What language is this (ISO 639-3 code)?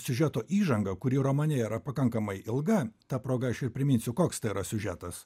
lit